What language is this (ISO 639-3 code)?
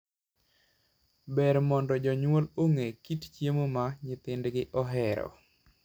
luo